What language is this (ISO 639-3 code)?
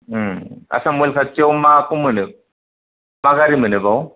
brx